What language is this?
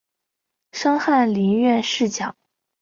Chinese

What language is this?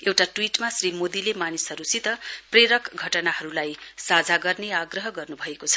Nepali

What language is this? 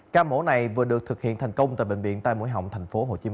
Vietnamese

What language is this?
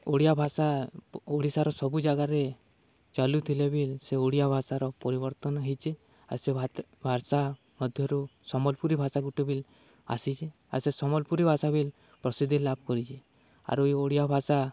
Odia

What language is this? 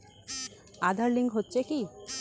Bangla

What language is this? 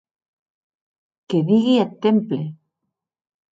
Occitan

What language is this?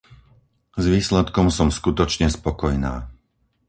Slovak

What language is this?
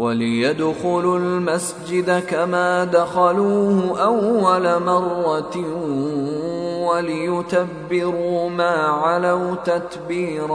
Arabic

